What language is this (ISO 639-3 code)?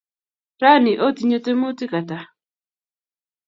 kln